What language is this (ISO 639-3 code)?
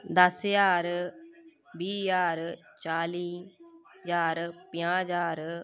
doi